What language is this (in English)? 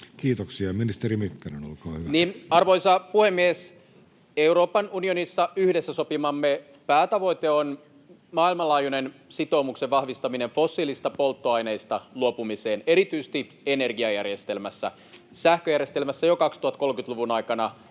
Finnish